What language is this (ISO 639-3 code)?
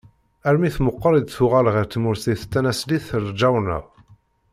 kab